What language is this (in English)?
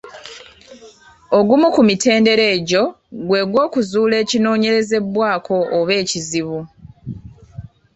Ganda